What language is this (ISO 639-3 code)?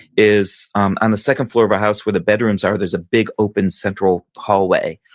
eng